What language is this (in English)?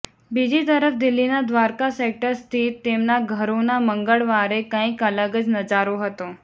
Gujarati